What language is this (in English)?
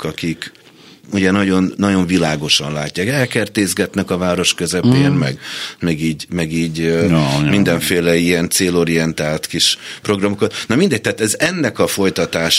Hungarian